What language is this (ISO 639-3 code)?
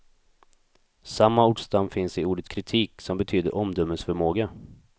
swe